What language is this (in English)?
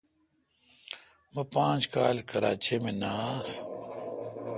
Kalkoti